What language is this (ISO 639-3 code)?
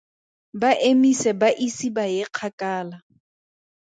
tsn